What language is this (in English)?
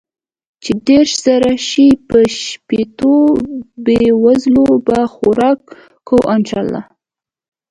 Pashto